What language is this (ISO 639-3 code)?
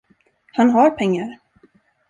swe